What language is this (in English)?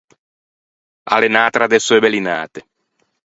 Ligurian